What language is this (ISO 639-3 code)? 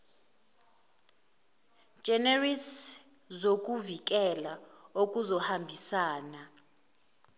zul